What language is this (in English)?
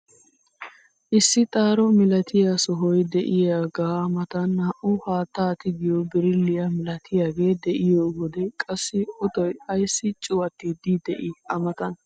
Wolaytta